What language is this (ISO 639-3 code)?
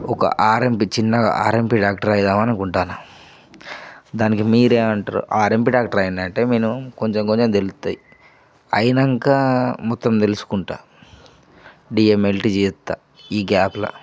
tel